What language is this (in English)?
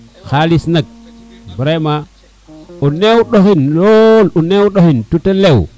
Serer